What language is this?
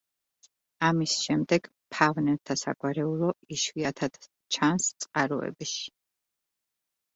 Georgian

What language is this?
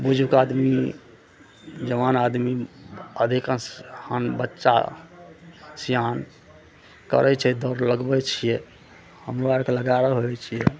Maithili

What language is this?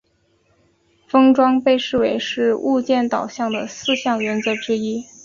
Chinese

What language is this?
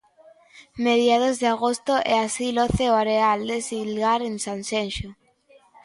Galician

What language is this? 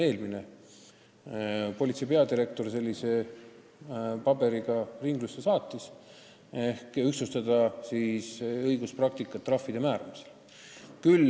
Estonian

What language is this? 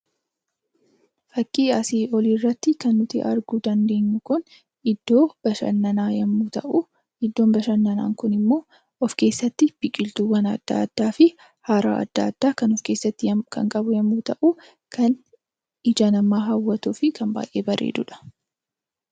Oromo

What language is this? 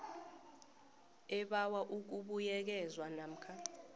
South Ndebele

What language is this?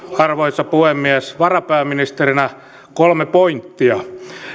Finnish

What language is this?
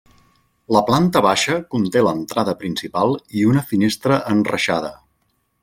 Catalan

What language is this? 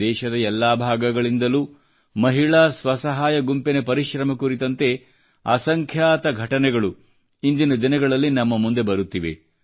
Kannada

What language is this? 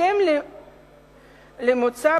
Hebrew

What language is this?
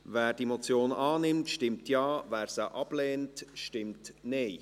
Swiss German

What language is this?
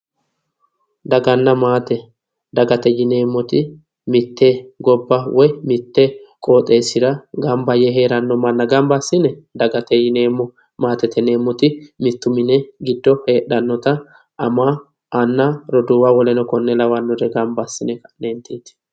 Sidamo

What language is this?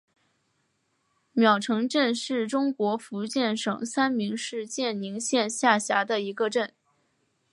Chinese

